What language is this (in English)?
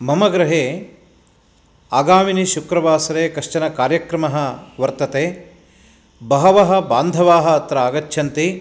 Sanskrit